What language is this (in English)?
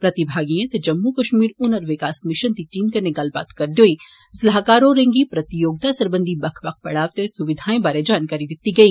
Dogri